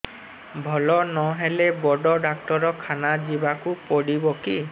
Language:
Odia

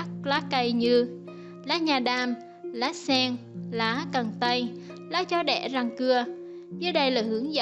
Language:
Vietnamese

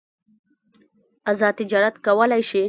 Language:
Pashto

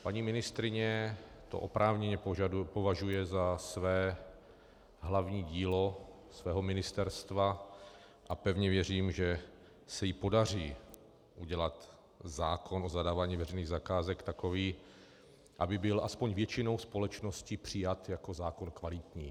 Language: Czech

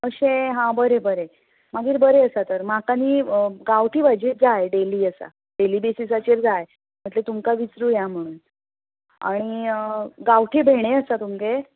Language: Konkani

